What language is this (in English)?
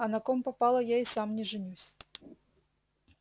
Russian